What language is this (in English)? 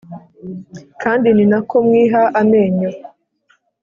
Kinyarwanda